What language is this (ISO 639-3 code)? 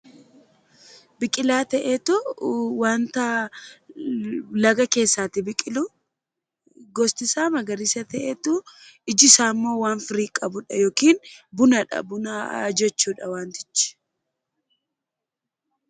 orm